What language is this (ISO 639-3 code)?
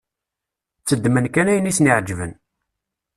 kab